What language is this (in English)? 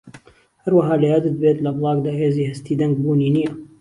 Central Kurdish